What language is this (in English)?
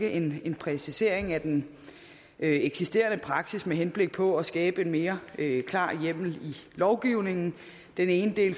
Danish